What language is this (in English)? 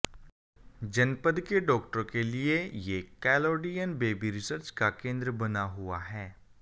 Hindi